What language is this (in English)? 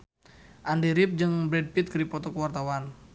Sundanese